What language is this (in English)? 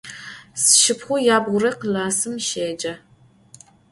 Adyghe